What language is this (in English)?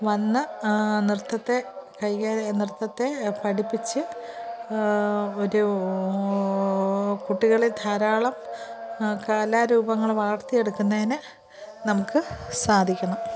Malayalam